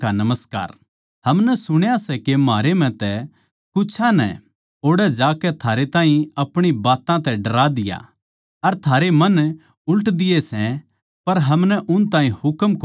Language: Haryanvi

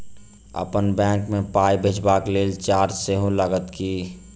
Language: Maithili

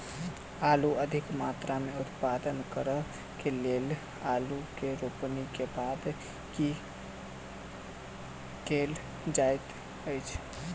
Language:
Maithili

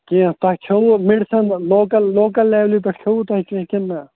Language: Kashmiri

